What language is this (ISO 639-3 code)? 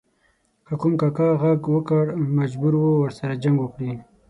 pus